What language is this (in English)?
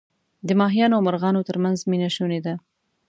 Pashto